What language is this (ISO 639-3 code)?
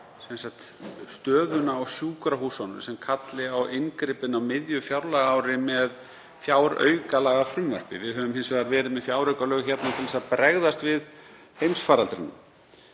isl